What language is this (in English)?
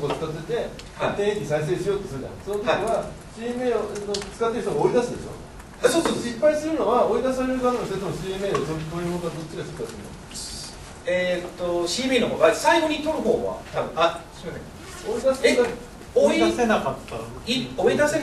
Japanese